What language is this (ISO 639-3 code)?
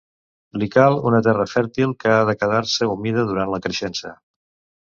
cat